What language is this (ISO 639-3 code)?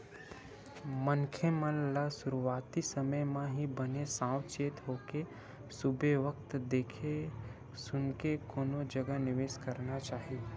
hne